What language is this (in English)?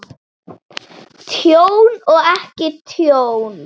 Icelandic